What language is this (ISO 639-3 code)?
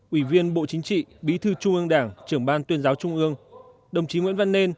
vie